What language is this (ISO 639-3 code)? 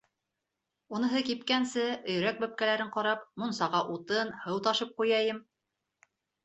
bak